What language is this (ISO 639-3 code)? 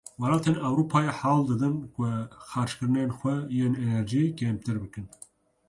kur